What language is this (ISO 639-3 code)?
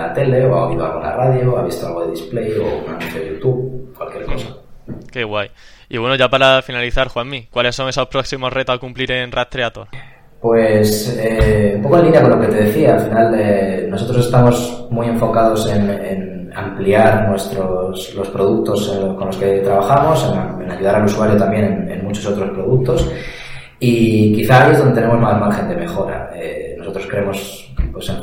spa